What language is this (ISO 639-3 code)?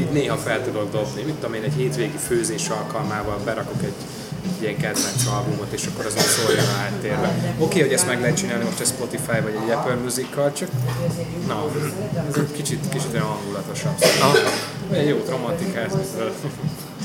hun